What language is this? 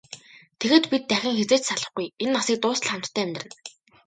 Mongolian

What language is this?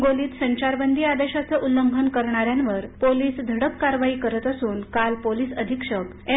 Marathi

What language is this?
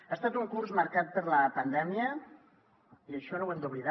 Catalan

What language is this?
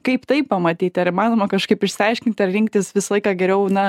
Lithuanian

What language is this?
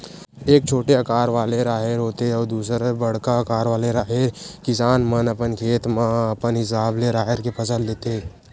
Chhattisgarhi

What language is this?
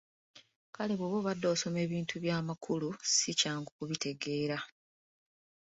Ganda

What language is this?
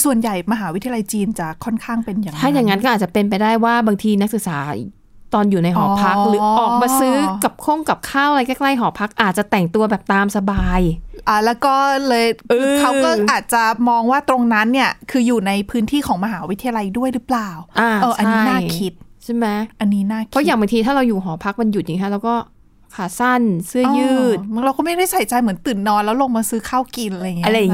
Thai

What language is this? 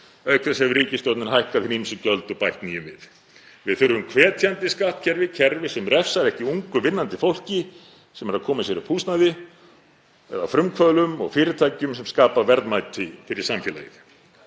Icelandic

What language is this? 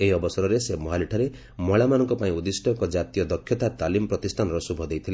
Odia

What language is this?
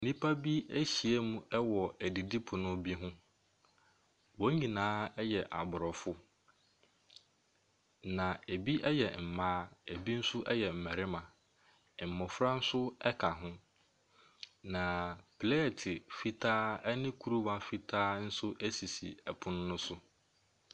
Akan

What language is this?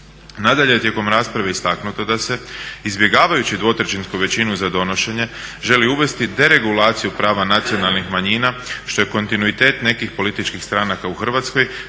Croatian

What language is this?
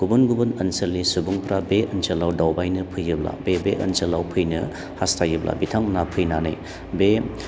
Bodo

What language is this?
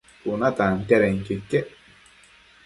Matsés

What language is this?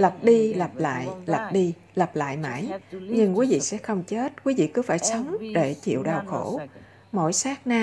Vietnamese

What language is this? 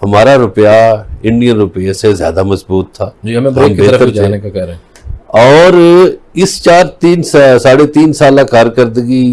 Hindi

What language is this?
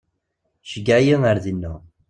Kabyle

